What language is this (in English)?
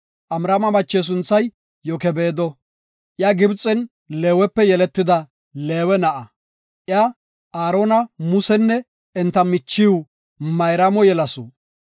Gofa